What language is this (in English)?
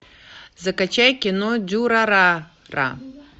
Russian